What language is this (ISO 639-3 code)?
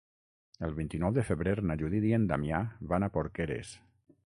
cat